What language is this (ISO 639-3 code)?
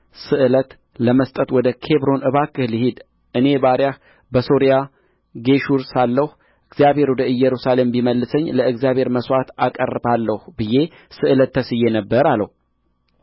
amh